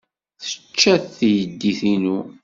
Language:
Kabyle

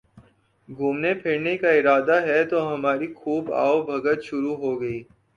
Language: Urdu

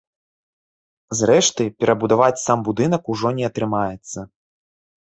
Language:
Belarusian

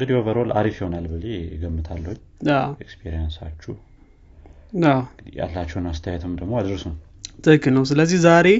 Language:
Amharic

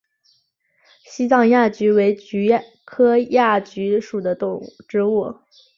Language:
Chinese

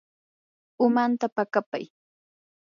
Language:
Yanahuanca Pasco Quechua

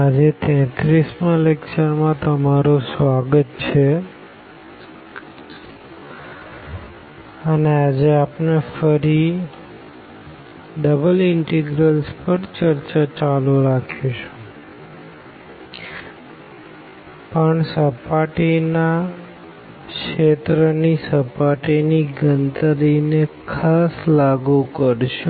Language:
Gujarati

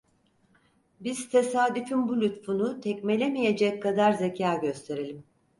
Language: Turkish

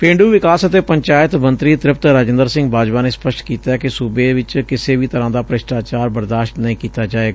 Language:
Punjabi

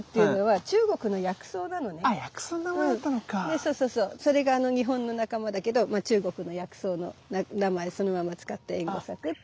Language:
Japanese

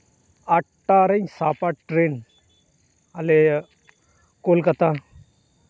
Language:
Santali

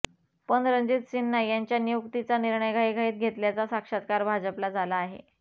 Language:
Marathi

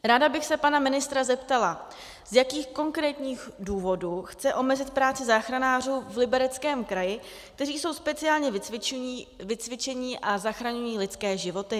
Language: Czech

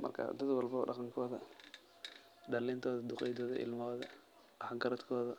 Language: Somali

